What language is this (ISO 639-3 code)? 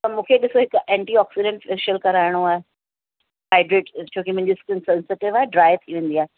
snd